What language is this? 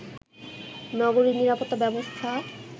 Bangla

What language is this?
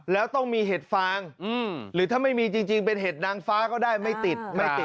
Thai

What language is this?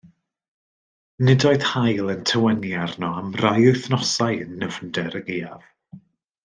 Welsh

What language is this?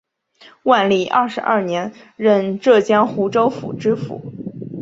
Chinese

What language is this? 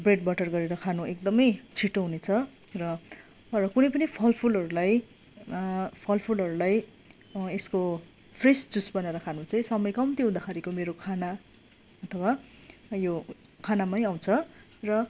Nepali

